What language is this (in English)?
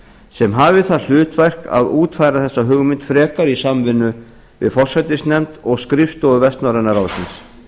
Icelandic